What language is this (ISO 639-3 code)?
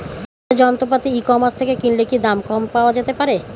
ben